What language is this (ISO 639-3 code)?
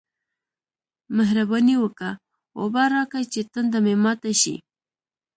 pus